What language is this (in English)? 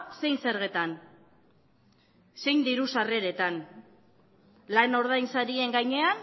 Basque